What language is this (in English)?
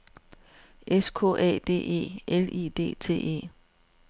Danish